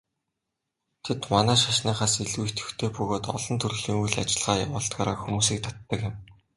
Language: Mongolian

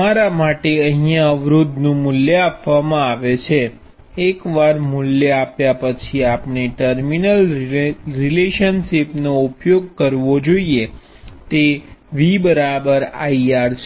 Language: Gujarati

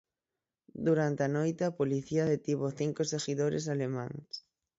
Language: Galician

